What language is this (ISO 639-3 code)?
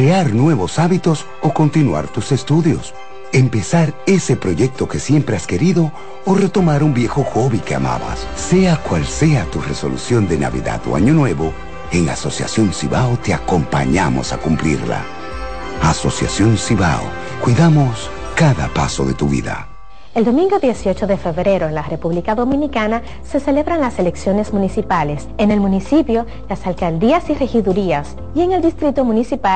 spa